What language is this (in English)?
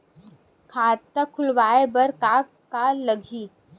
Chhattisgarhi